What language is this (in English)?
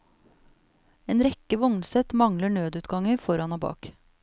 Norwegian